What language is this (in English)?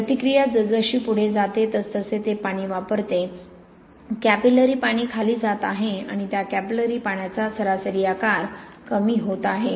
Marathi